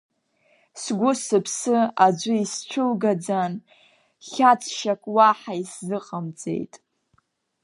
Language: Abkhazian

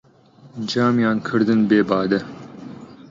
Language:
Central Kurdish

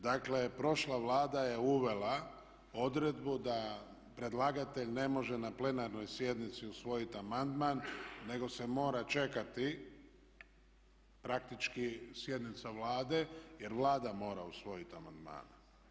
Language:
Croatian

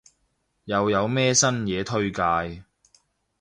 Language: Cantonese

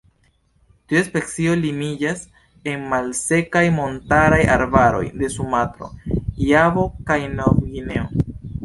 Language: Esperanto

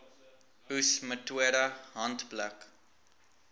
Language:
Afrikaans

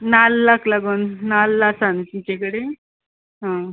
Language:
Konkani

